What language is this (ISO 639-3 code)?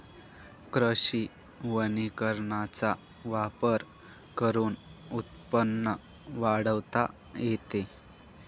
mar